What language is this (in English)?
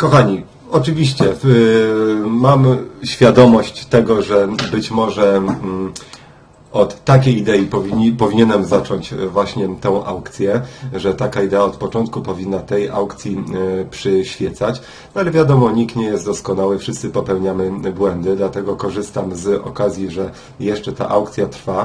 Polish